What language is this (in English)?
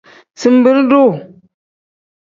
Tem